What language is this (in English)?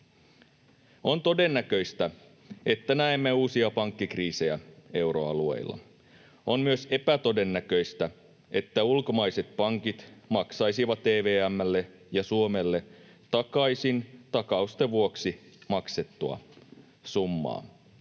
Finnish